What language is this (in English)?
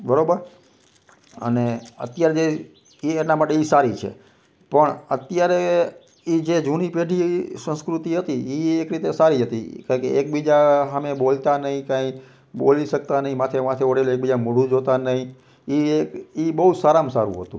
Gujarati